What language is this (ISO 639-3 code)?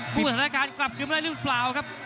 tha